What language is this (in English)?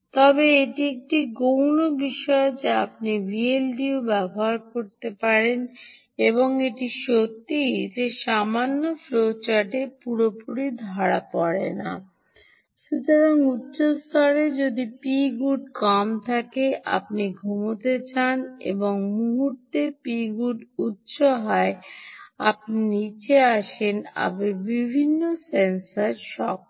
Bangla